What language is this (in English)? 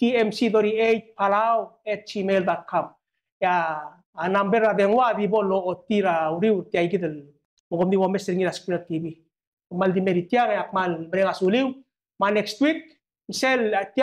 Arabic